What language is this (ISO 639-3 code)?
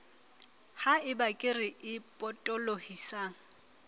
sot